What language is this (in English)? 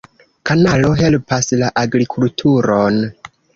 Esperanto